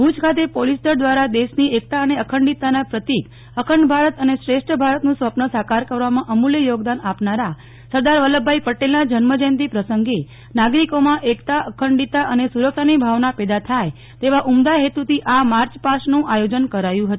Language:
Gujarati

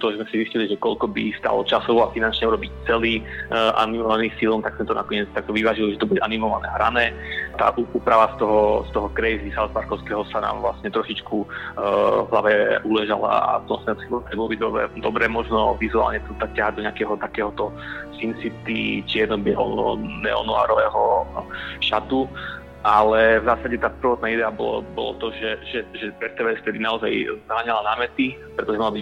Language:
Slovak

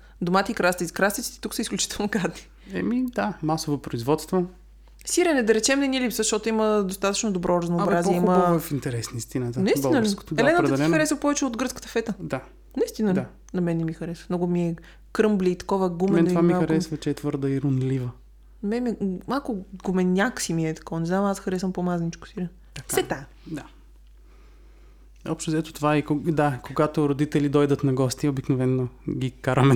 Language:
Bulgarian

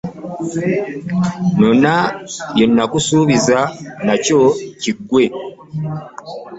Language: Ganda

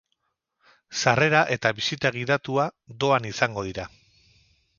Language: Basque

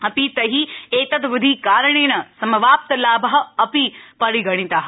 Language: Sanskrit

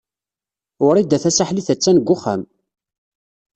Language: Kabyle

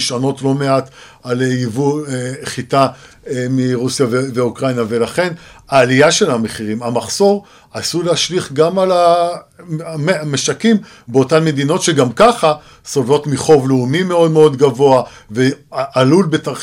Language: Hebrew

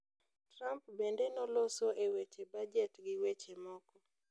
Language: Luo (Kenya and Tanzania)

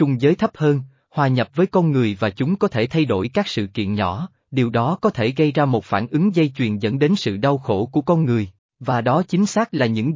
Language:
Vietnamese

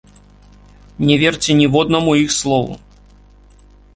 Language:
Belarusian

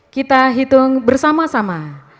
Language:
Indonesian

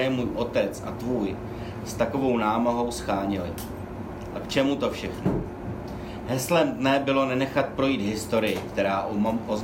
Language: Czech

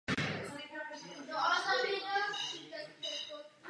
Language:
Czech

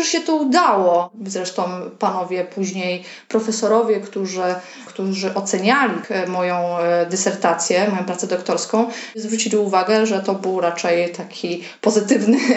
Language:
Polish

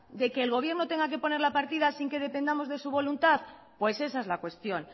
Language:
Spanish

